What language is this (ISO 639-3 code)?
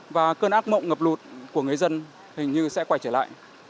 vie